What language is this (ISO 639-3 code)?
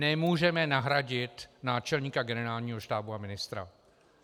ces